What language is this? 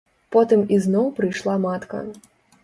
Belarusian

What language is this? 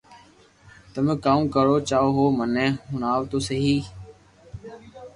Loarki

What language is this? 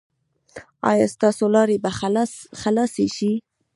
Pashto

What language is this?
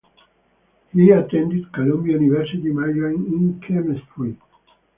English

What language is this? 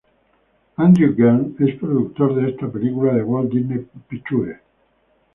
Spanish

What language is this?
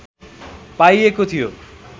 Nepali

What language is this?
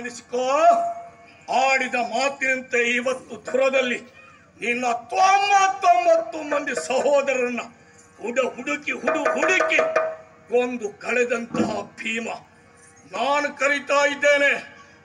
Arabic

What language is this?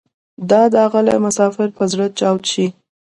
Pashto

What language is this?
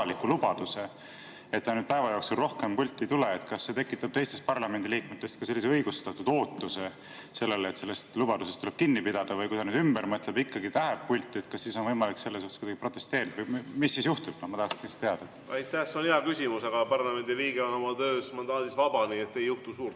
Estonian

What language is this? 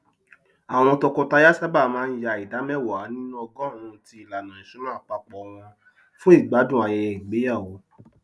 Yoruba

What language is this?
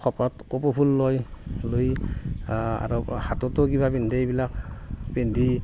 Assamese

